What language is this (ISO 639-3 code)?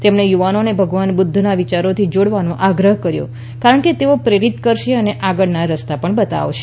guj